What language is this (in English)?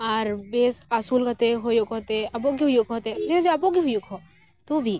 Santali